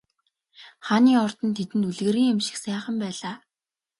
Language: Mongolian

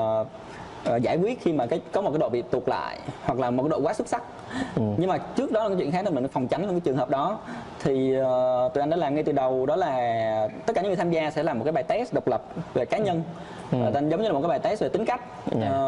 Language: Vietnamese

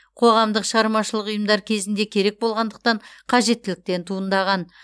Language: Kazakh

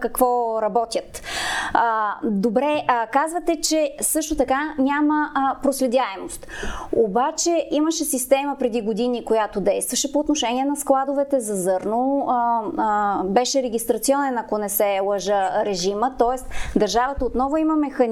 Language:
Bulgarian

